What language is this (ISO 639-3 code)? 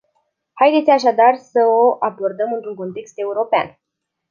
ron